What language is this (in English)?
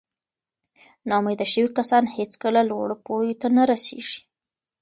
Pashto